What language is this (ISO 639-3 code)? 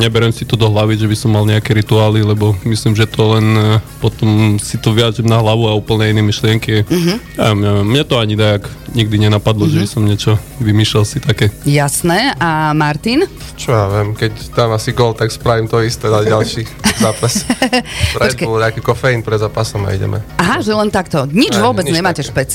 slk